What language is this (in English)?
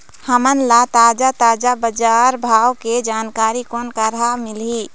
Chhattisgarhi